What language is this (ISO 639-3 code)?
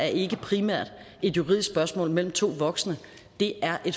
dan